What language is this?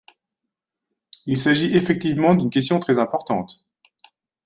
French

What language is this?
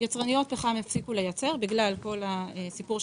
Hebrew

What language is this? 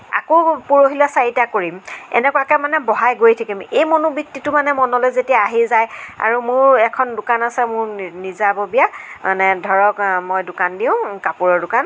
Assamese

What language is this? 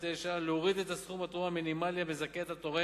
Hebrew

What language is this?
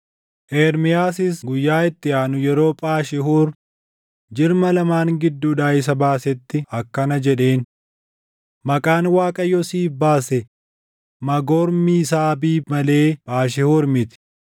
Oromo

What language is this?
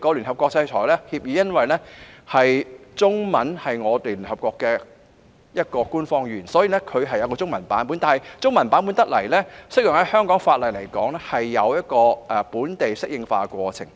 Cantonese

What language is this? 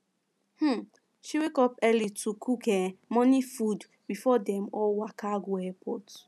Nigerian Pidgin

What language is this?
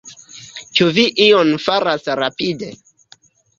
Esperanto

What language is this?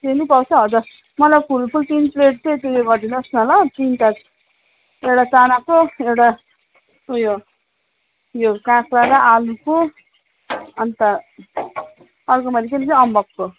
Nepali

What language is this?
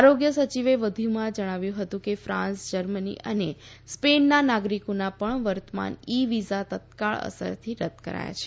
Gujarati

